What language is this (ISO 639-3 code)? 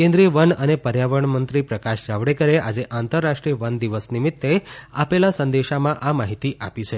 guj